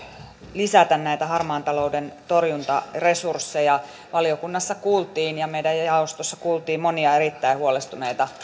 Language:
Finnish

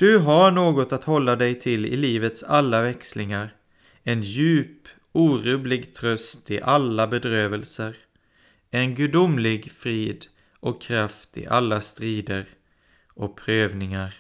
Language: Swedish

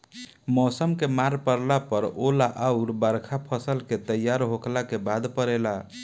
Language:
Bhojpuri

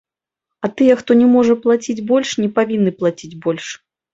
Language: Belarusian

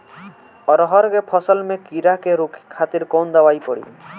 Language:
Bhojpuri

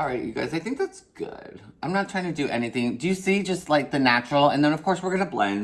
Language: English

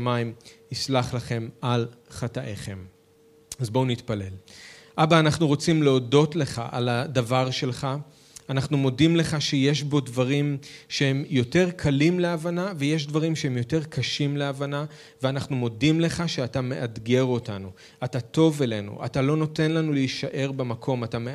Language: Hebrew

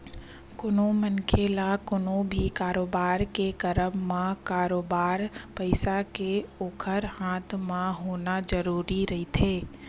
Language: Chhattisgarhi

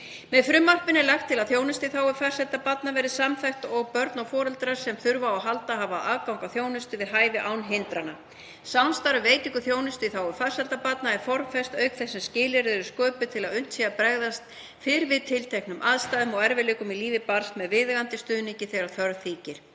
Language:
Icelandic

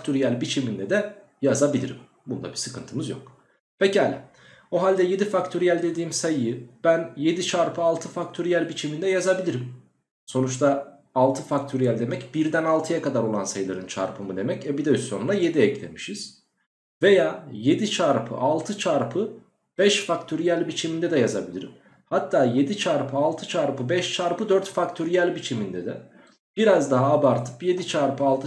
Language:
Turkish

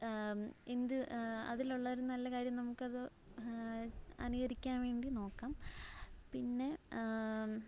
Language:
Malayalam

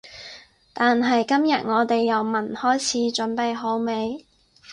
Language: Cantonese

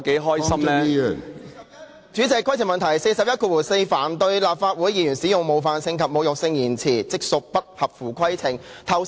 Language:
Cantonese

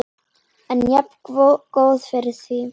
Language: Icelandic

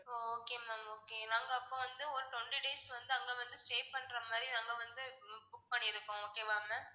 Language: Tamil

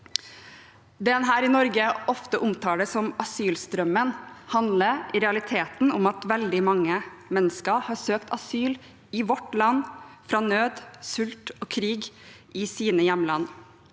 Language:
Norwegian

